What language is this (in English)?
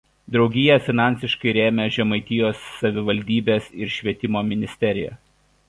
Lithuanian